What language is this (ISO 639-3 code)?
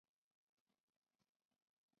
zho